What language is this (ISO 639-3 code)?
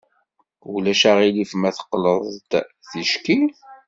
kab